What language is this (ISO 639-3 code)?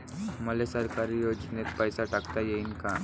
mar